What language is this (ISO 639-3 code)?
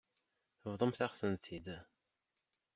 kab